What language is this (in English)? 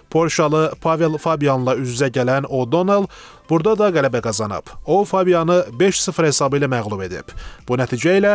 Turkish